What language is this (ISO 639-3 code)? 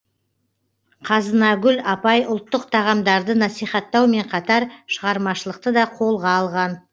kaz